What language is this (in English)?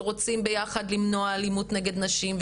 Hebrew